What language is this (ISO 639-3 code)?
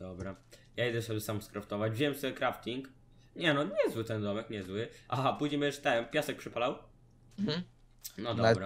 pol